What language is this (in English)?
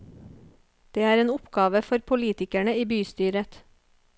Norwegian